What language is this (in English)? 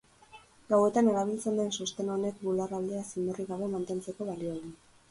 Basque